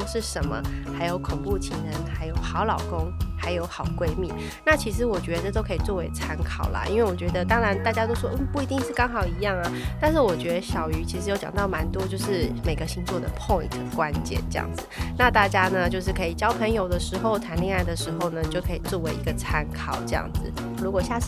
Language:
Chinese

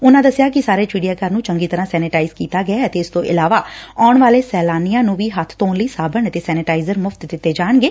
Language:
Punjabi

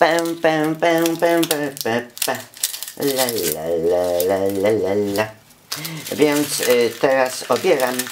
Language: Polish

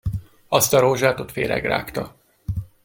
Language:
Hungarian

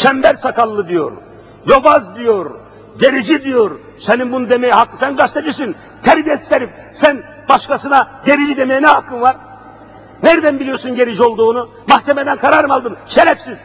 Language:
Turkish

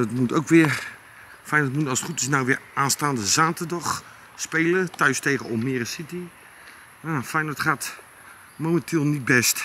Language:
Dutch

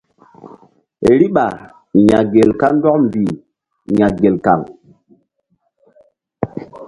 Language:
Mbum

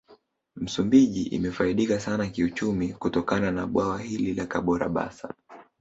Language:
Swahili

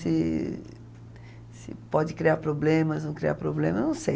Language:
Portuguese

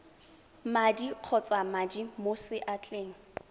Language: Tswana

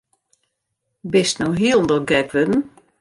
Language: Western Frisian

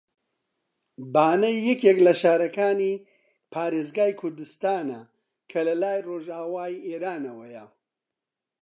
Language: Central Kurdish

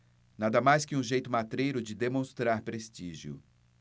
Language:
Portuguese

